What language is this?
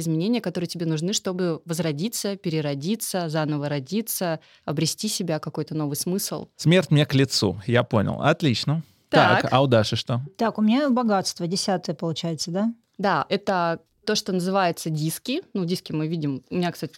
Russian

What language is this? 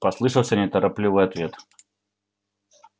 Russian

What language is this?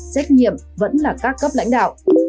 Vietnamese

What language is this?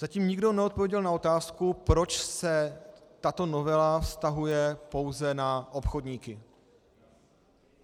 Czech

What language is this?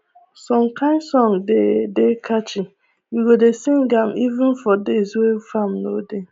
Nigerian Pidgin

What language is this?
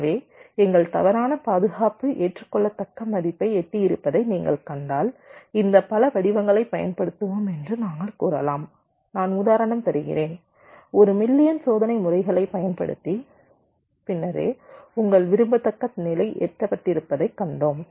Tamil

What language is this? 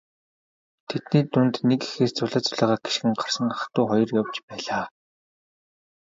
Mongolian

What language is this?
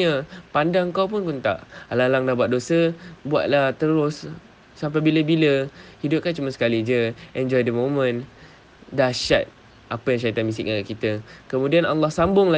Malay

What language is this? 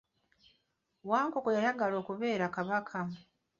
Ganda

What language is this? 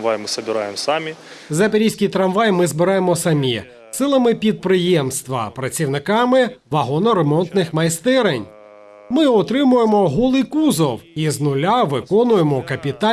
Ukrainian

